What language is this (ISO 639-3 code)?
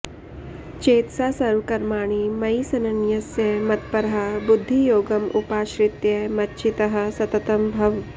san